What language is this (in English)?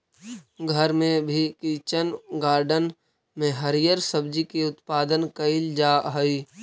Magahi